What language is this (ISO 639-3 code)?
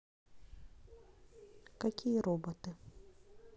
rus